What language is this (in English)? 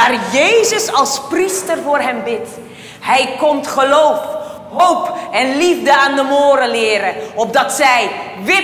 Dutch